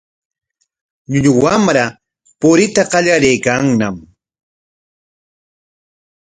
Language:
Corongo Ancash Quechua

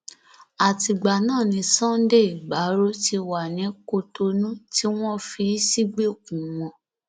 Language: Yoruba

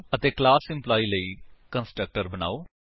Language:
Punjabi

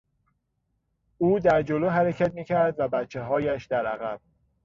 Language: Persian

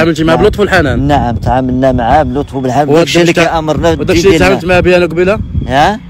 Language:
Arabic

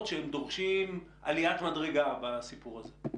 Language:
Hebrew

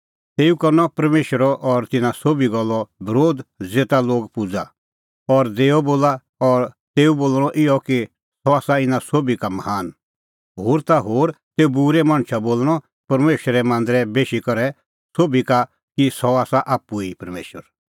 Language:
Kullu Pahari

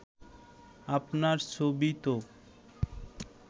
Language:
Bangla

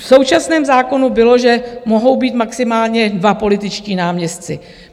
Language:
Czech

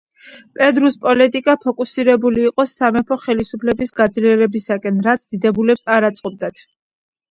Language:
Georgian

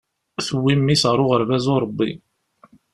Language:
Kabyle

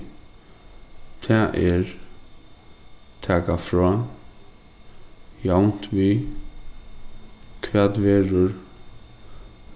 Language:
Faroese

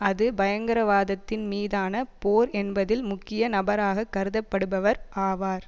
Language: Tamil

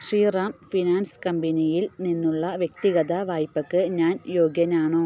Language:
Malayalam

